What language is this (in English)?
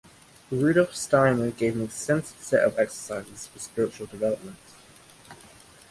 English